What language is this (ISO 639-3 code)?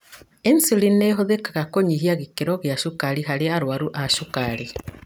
kik